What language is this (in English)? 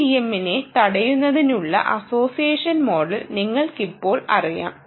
Malayalam